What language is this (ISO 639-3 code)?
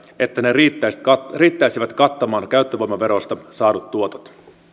fin